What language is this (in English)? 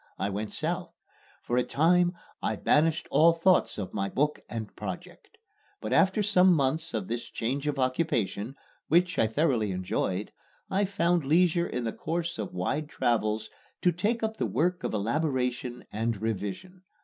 English